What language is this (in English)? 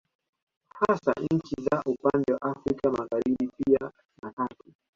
Swahili